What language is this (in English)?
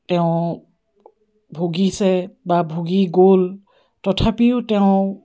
Assamese